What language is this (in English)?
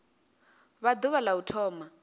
Venda